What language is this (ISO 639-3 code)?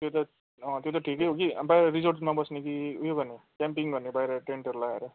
nep